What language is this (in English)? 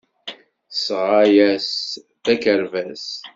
Kabyle